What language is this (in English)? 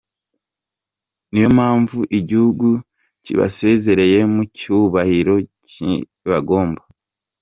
Kinyarwanda